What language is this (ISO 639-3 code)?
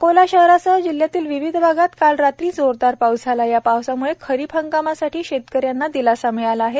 mar